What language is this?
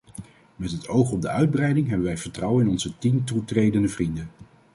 Dutch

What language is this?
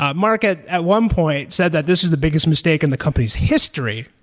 English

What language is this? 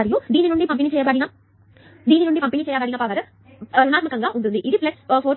Telugu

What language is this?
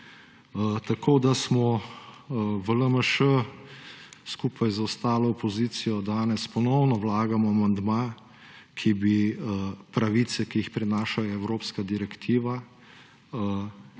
Slovenian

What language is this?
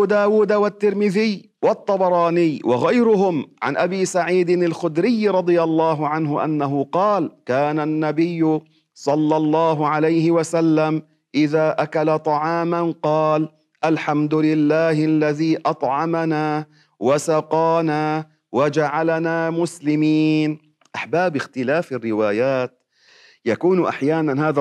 Arabic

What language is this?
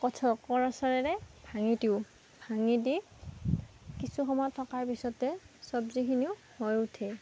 Assamese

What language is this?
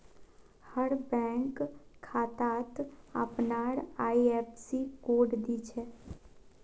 Magahi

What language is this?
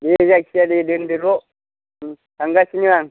Bodo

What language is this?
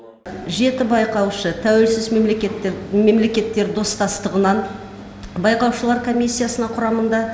Kazakh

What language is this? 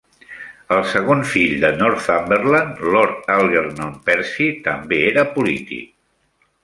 Catalan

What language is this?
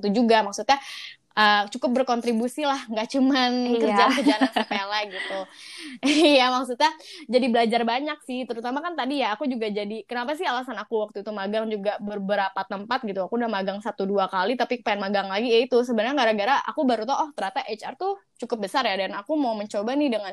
Indonesian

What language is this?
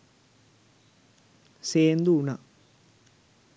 Sinhala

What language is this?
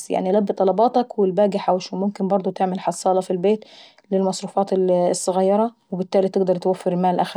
Saidi Arabic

